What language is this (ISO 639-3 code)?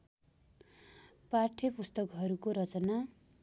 nep